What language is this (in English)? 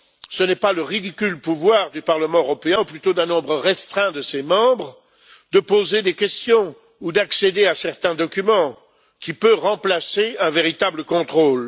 French